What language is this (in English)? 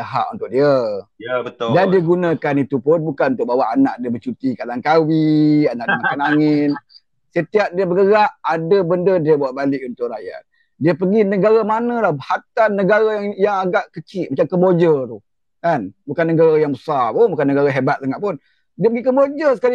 Malay